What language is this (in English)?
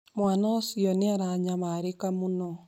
Kikuyu